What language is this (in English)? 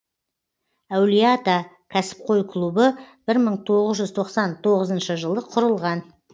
Kazakh